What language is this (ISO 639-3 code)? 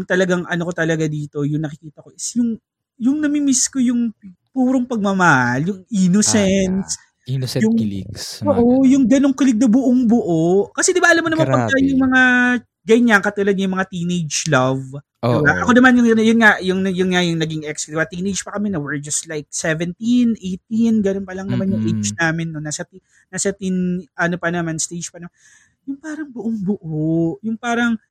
fil